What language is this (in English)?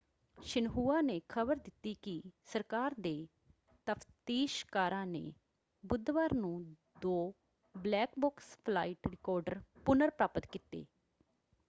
Punjabi